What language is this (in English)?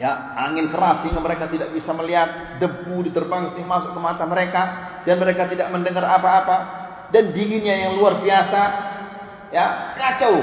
Malay